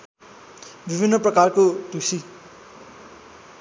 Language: Nepali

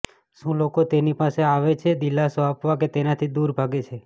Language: Gujarati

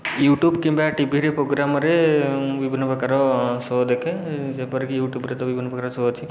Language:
Odia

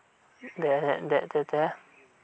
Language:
Santali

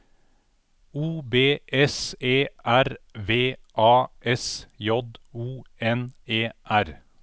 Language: Norwegian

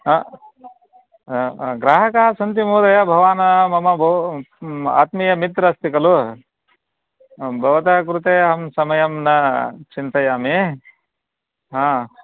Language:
Sanskrit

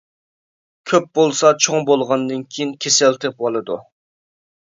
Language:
Uyghur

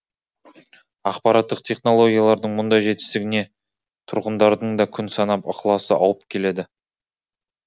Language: Kazakh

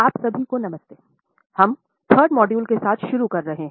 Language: Hindi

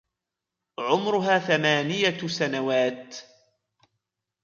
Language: Arabic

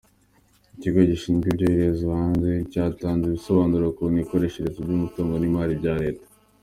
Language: Kinyarwanda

